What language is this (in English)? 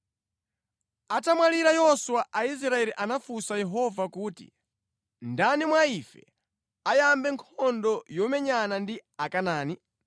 Nyanja